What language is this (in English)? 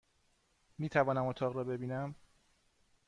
Persian